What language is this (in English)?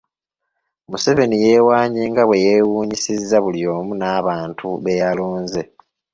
Ganda